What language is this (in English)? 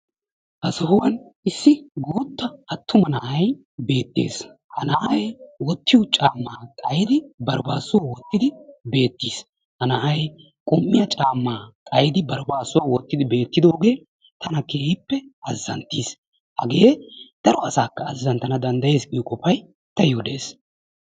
Wolaytta